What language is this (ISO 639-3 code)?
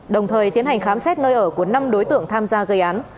vie